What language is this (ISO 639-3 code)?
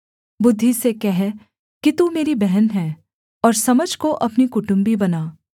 hin